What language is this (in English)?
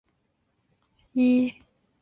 Chinese